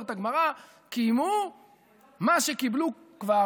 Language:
Hebrew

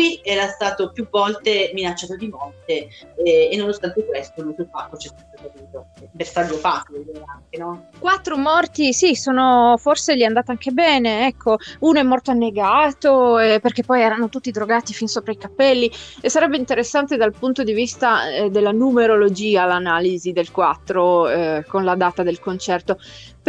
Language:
Italian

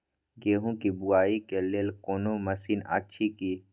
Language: Maithili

